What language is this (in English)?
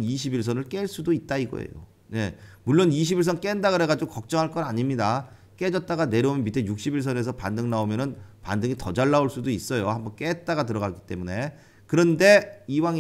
Korean